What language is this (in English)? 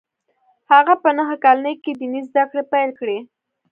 Pashto